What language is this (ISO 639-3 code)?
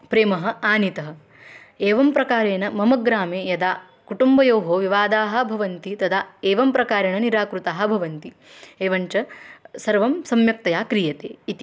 san